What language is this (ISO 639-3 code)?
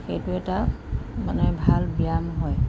asm